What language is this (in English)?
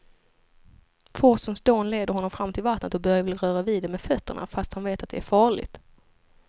Swedish